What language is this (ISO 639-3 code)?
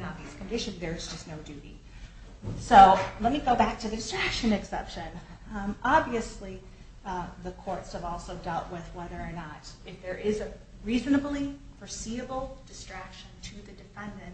eng